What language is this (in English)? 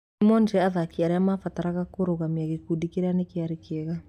Kikuyu